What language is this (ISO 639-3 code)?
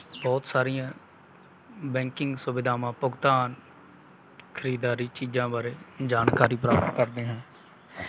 pan